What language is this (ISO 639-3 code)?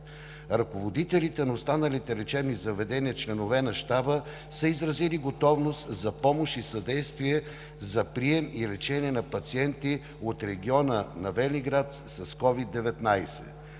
bul